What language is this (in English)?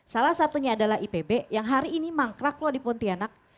Indonesian